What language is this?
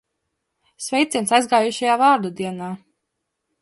Latvian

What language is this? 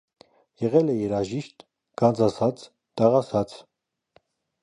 Armenian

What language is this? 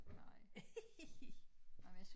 Danish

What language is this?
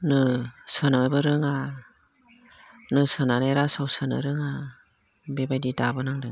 Bodo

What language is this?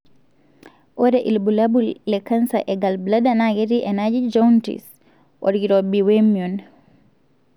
Masai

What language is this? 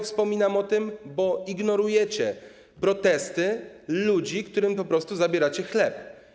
Polish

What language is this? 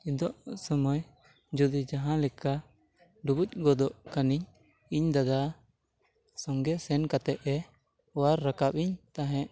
Santali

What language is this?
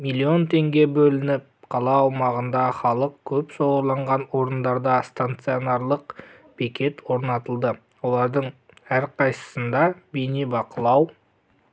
Kazakh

